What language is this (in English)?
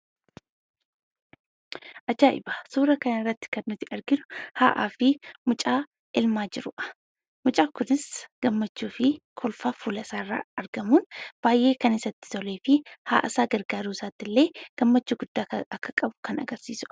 Oromo